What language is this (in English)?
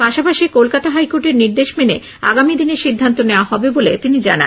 Bangla